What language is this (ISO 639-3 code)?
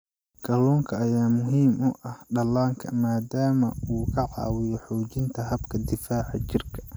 som